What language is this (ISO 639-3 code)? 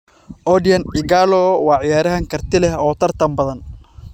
som